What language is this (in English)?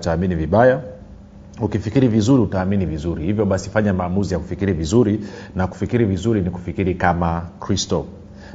Swahili